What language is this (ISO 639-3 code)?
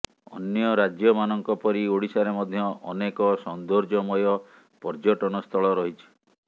ori